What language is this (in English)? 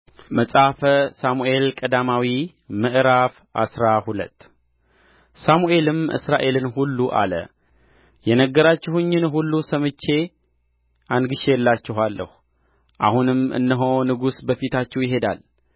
Amharic